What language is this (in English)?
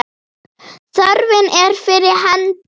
Icelandic